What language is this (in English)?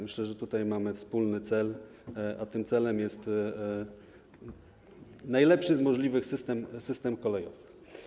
Polish